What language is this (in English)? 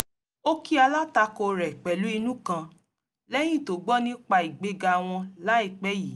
Yoruba